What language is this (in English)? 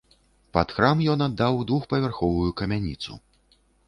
Belarusian